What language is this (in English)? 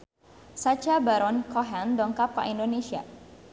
Sundanese